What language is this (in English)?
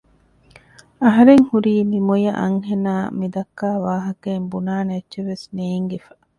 Divehi